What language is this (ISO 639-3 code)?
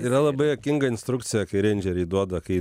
lit